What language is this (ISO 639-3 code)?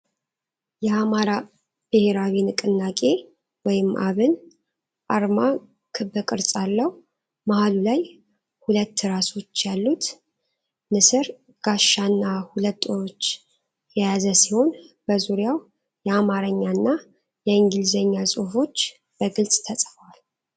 amh